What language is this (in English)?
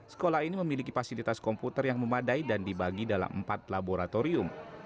Indonesian